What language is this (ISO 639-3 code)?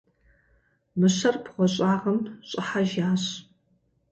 kbd